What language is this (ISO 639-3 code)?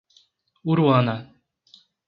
por